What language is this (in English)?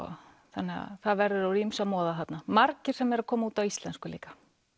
Icelandic